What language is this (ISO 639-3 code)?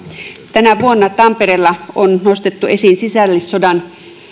fin